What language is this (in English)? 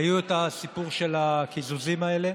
Hebrew